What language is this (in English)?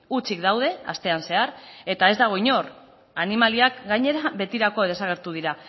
Basque